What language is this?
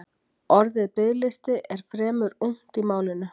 Icelandic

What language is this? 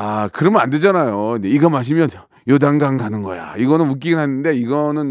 Korean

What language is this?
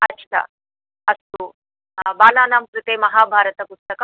Sanskrit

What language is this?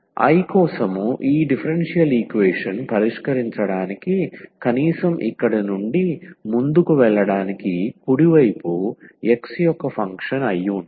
Telugu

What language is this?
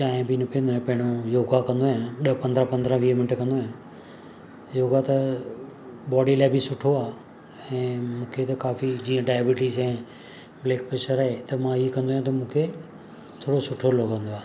Sindhi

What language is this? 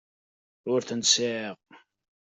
Kabyle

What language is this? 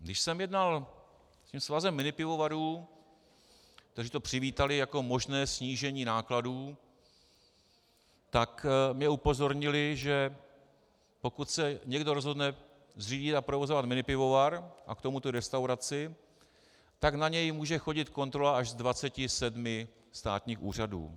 Czech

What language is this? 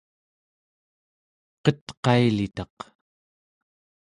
Central Yupik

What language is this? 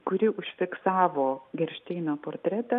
Lithuanian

